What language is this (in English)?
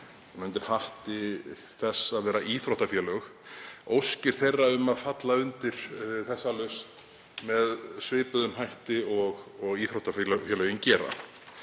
Icelandic